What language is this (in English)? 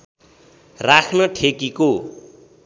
Nepali